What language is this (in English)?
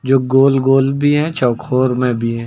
Hindi